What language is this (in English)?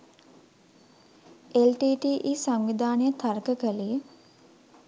Sinhala